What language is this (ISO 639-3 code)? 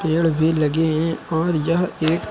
hin